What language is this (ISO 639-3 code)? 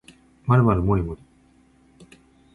jpn